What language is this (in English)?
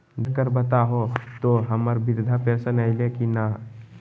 Magahi